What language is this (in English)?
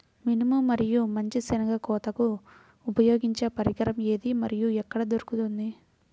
Telugu